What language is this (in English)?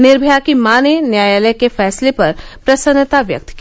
Hindi